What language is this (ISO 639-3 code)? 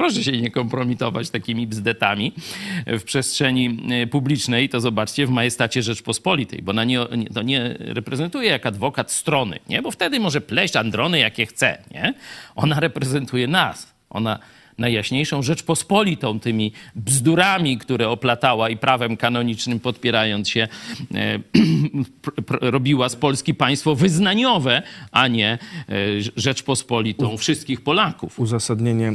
pol